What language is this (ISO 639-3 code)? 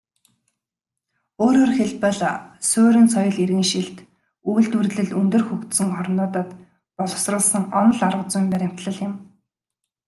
mon